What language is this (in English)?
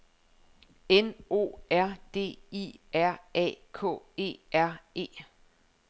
Danish